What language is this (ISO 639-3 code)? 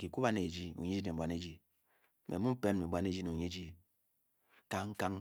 bky